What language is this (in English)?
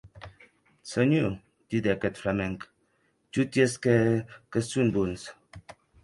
Occitan